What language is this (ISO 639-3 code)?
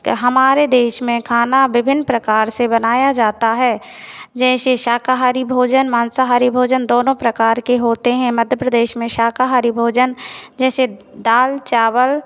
hin